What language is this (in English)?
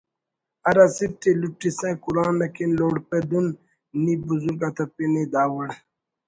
Brahui